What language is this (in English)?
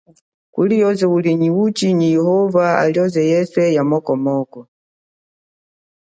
Chokwe